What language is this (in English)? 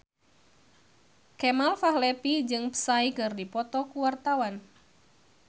Sundanese